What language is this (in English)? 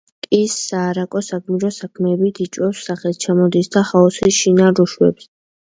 Georgian